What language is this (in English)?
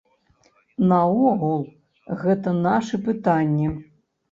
Belarusian